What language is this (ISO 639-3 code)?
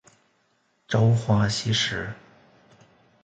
zho